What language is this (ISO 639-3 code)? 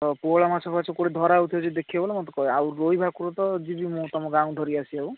ori